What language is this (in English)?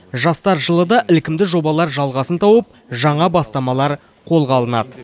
Kazakh